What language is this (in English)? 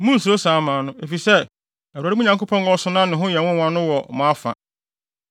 Akan